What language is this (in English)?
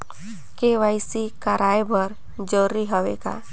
Chhattisgarhi